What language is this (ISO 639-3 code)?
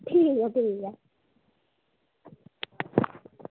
doi